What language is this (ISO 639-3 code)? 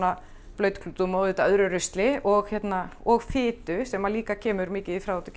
isl